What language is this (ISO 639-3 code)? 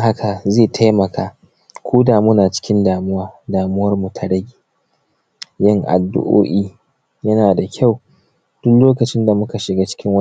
hau